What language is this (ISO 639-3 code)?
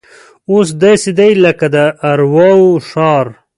pus